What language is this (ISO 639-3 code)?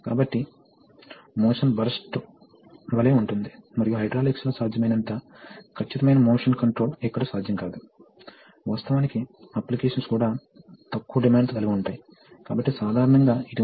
tel